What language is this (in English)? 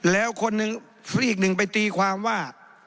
Thai